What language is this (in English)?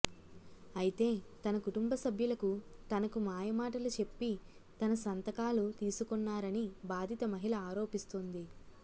Telugu